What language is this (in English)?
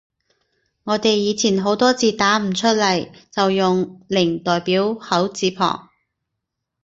Cantonese